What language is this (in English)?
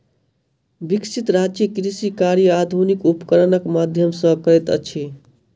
Maithili